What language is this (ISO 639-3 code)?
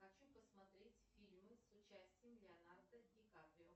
rus